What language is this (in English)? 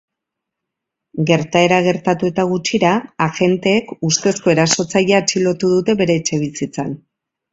Basque